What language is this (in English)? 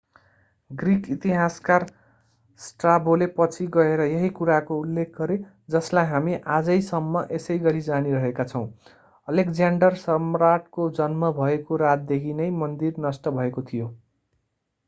Nepali